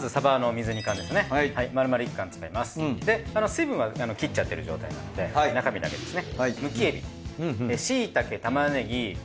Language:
Japanese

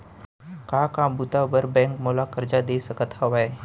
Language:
Chhattisgarhi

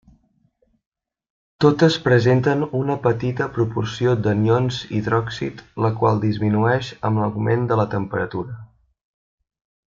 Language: Catalan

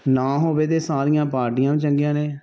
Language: Punjabi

